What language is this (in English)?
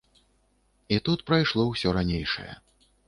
Belarusian